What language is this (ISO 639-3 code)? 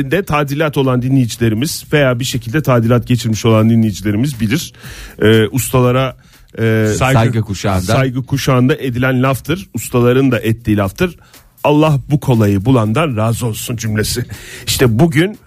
tur